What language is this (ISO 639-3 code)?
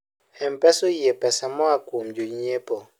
luo